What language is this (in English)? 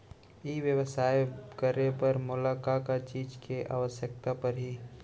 Chhattisgarhi